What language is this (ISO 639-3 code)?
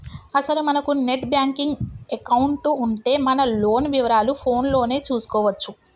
tel